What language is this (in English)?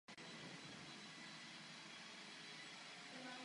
Czech